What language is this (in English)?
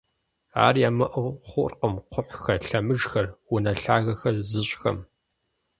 Kabardian